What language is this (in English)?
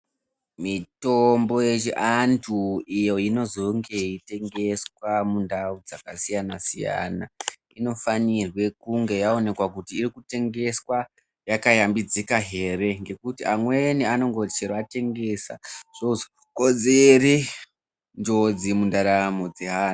Ndau